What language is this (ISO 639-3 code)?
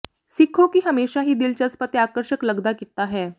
pan